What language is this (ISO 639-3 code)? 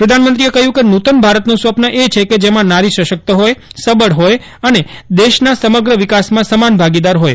guj